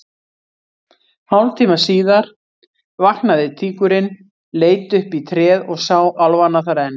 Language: Icelandic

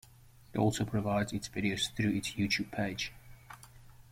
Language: English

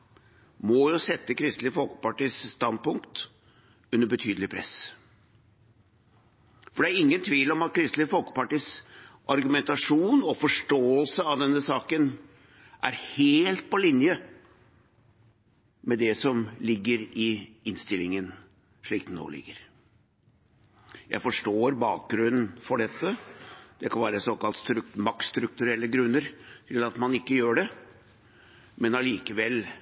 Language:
Norwegian Bokmål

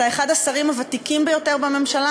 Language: Hebrew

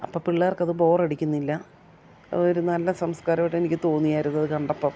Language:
Malayalam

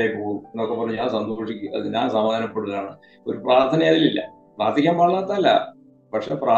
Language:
Malayalam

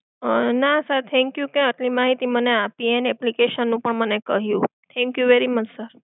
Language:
Gujarati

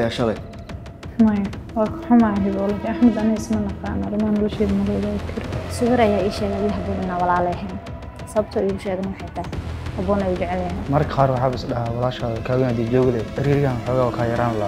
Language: Arabic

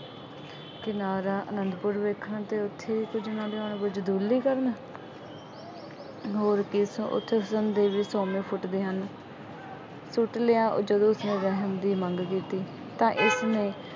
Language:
Punjabi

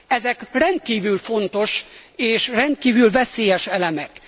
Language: Hungarian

